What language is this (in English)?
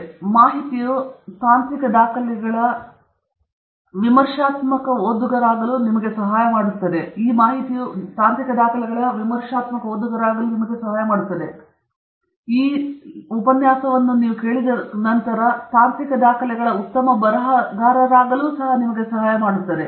Kannada